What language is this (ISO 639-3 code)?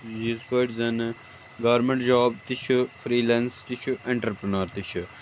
kas